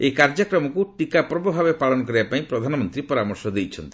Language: Odia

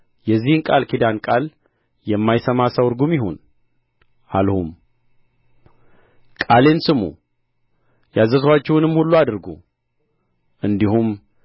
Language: Amharic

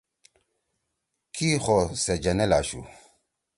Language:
Torwali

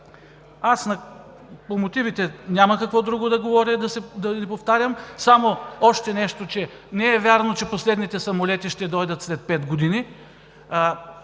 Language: Bulgarian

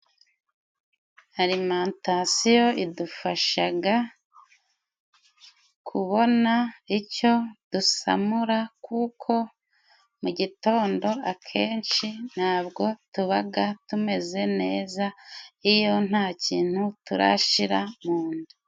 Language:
Kinyarwanda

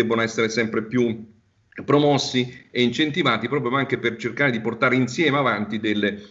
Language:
Italian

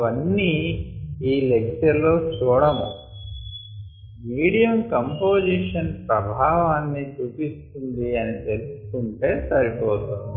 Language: Telugu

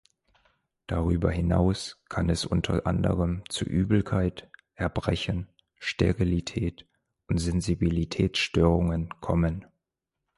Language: German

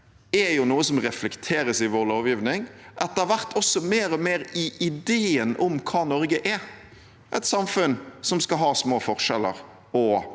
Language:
Norwegian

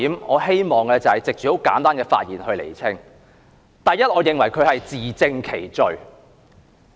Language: Cantonese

